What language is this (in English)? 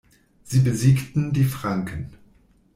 German